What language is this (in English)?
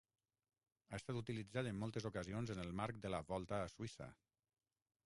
Catalan